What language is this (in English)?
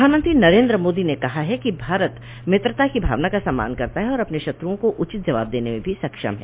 Hindi